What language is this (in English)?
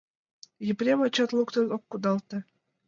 Mari